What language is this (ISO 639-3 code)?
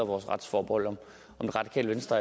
dan